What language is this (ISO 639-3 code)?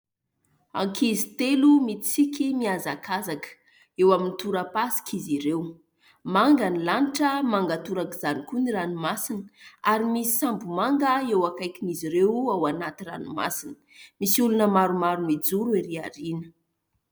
mlg